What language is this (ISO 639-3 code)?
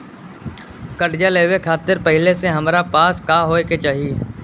bho